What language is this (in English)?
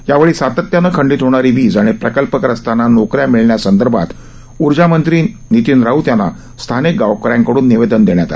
Marathi